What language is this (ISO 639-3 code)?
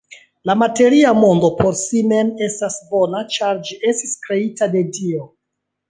epo